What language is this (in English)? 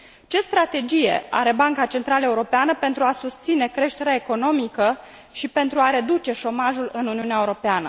Romanian